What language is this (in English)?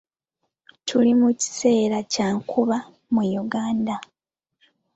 Ganda